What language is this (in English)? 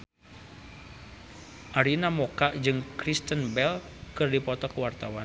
Sundanese